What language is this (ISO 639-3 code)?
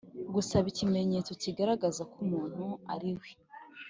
kin